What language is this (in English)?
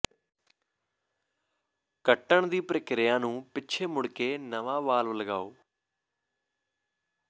Punjabi